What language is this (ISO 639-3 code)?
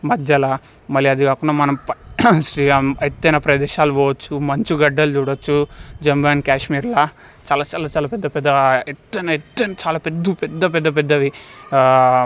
tel